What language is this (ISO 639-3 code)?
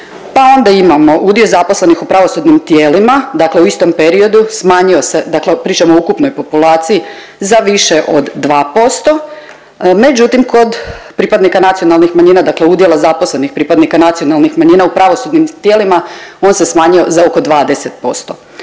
hrv